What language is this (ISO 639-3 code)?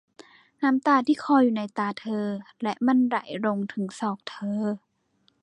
tha